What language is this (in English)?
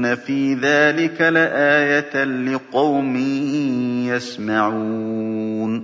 Arabic